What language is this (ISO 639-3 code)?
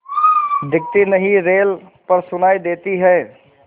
hin